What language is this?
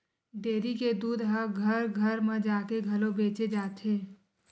Chhattisgarhi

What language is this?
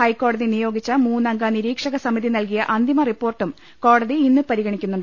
Malayalam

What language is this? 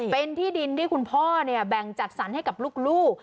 Thai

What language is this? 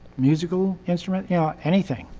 English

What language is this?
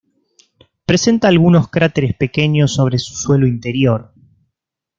Spanish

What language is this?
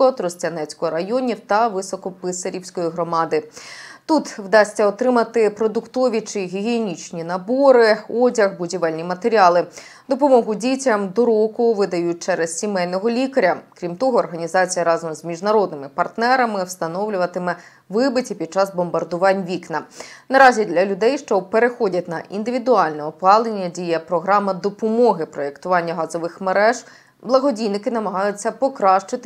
Ukrainian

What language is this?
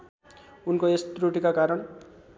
Nepali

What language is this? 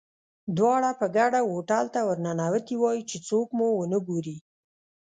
Pashto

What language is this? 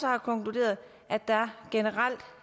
Danish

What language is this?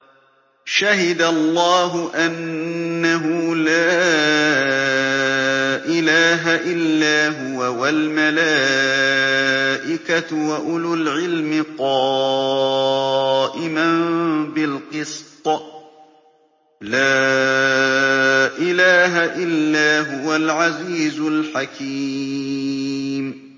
Arabic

